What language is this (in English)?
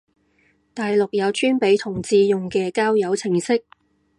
Cantonese